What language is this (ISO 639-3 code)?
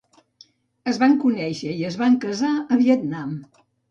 cat